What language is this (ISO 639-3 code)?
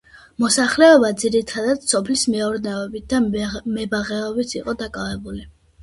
kat